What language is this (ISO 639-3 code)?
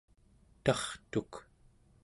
esu